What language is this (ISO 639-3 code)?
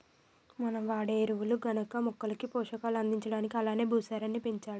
tel